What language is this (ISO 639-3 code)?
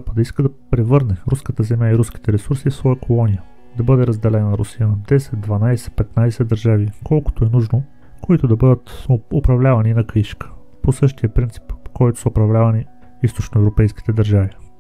bul